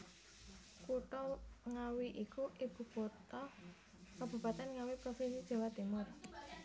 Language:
Javanese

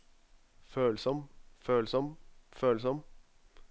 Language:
Norwegian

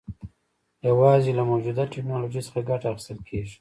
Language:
Pashto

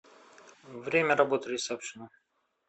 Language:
Russian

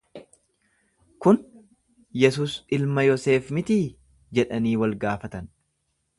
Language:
Oromo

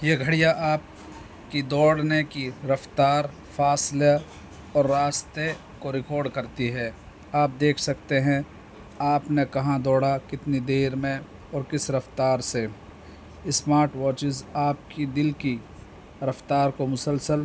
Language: Urdu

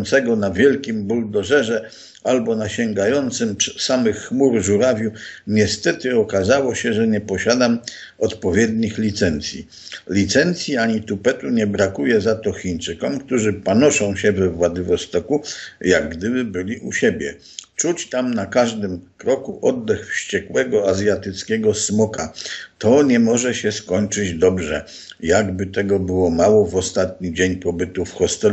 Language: Polish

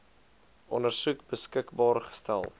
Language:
Afrikaans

